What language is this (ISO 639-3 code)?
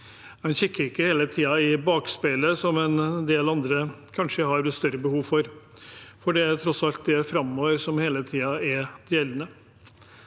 nor